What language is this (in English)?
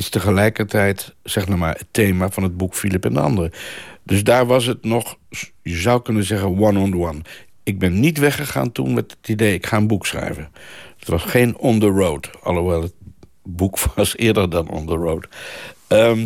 Dutch